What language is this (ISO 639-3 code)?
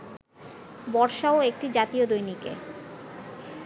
ben